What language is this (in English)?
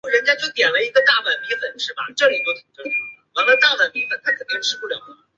Chinese